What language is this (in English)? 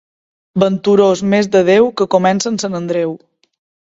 Catalan